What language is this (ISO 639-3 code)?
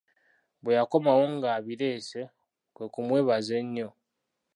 lug